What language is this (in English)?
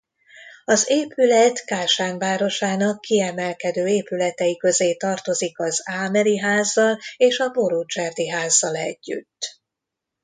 Hungarian